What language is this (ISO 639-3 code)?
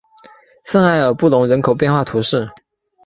zho